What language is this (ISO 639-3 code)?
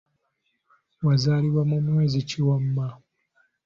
lug